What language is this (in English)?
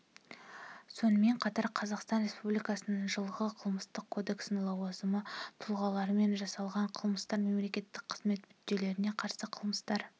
Kazakh